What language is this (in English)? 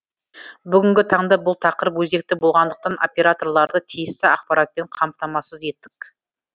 Kazakh